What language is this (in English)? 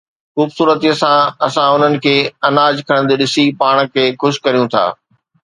Sindhi